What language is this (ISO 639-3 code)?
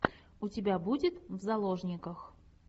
rus